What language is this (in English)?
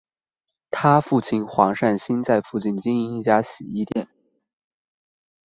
Chinese